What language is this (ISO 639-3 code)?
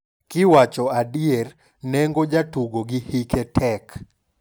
luo